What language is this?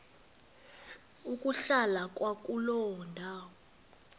Xhosa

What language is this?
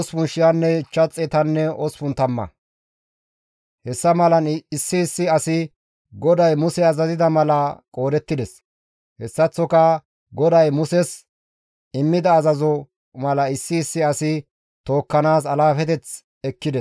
Gamo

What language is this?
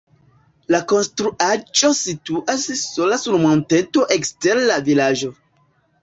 Esperanto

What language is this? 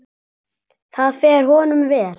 Icelandic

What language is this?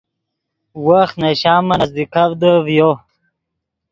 Yidgha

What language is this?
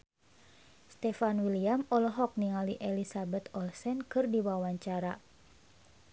Sundanese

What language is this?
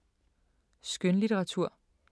Danish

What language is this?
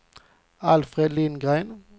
Swedish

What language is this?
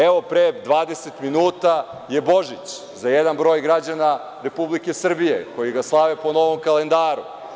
Serbian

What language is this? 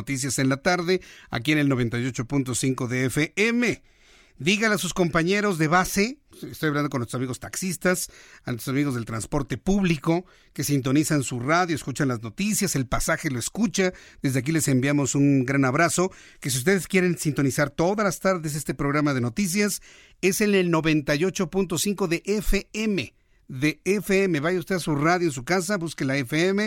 Spanish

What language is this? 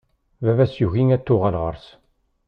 Kabyle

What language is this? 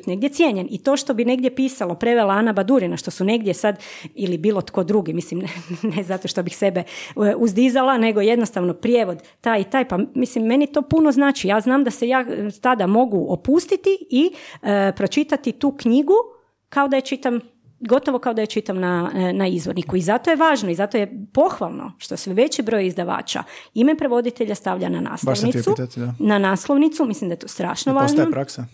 Croatian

